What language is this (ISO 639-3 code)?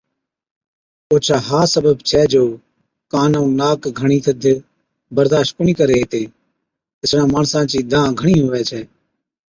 odk